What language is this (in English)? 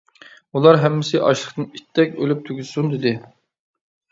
Uyghur